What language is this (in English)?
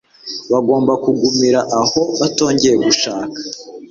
Kinyarwanda